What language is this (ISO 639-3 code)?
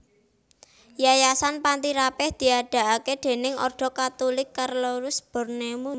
jav